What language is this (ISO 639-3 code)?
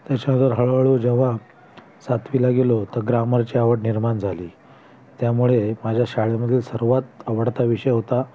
mar